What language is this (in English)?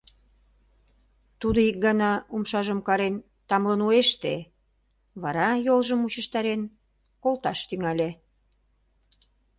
Mari